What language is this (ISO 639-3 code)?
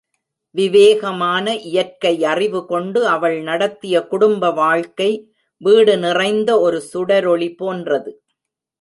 tam